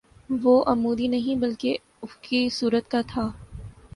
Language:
Urdu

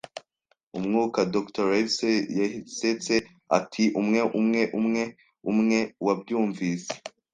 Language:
Kinyarwanda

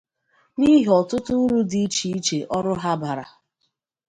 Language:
Igbo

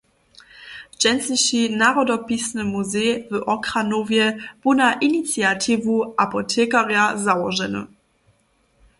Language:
Upper Sorbian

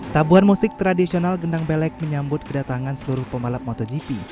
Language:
Indonesian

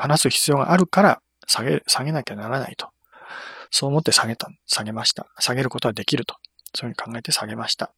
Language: Japanese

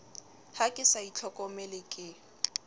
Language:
Southern Sotho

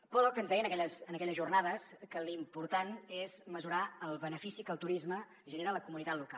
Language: Catalan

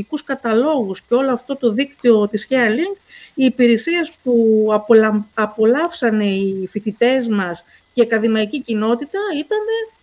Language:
Greek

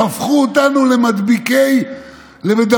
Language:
Hebrew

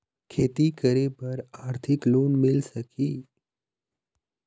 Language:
Chhattisgarhi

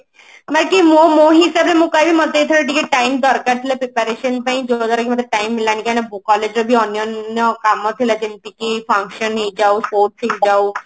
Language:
Odia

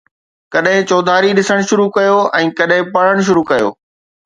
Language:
Sindhi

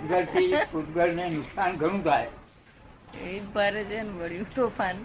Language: Gujarati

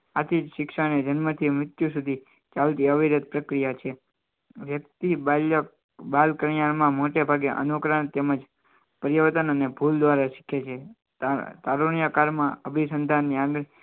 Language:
Gujarati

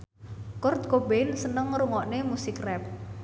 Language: Javanese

